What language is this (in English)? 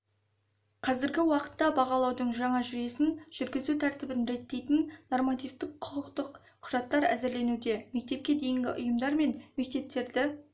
Kazakh